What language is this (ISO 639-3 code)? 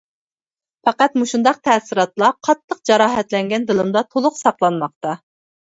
uig